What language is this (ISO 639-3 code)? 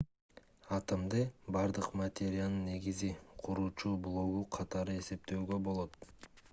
kir